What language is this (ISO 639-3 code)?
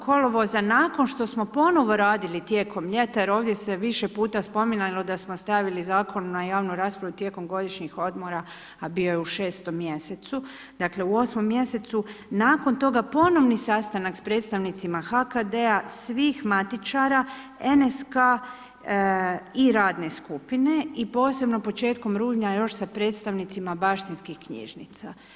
hrv